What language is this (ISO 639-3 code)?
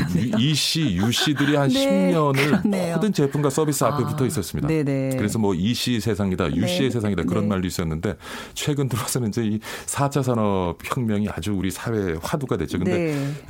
kor